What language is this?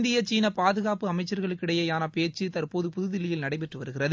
Tamil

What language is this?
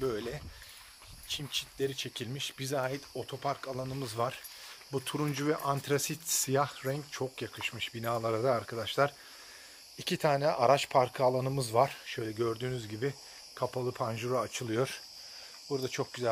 Turkish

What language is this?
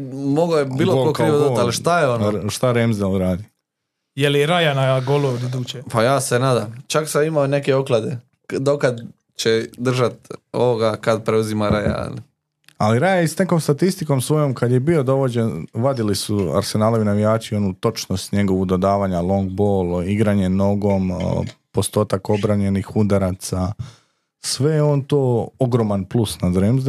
Croatian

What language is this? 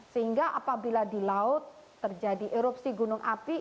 Indonesian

